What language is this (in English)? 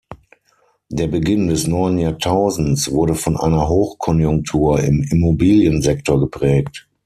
German